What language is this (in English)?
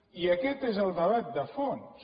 Catalan